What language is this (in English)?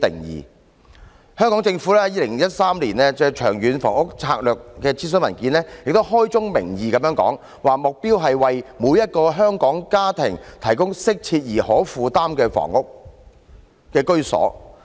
Cantonese